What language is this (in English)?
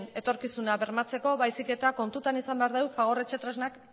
Basque